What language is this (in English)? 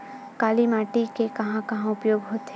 Chhattisgarhi